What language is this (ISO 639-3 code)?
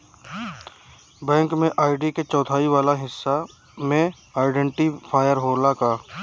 bho